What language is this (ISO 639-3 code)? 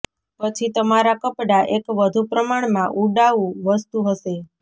guj